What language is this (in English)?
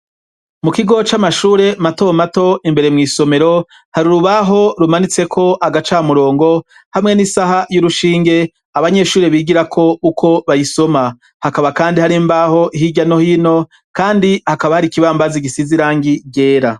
Rundi